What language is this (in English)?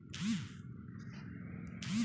Bhojpuri